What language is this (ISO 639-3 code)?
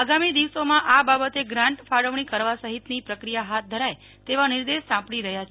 guj